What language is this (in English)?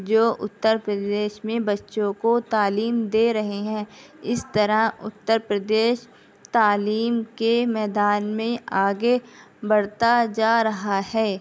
Urdu